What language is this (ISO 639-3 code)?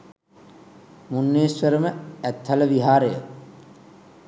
sin